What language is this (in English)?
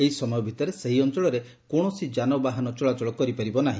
Odia